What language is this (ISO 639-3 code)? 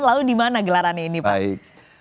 ind